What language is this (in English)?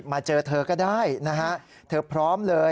Thai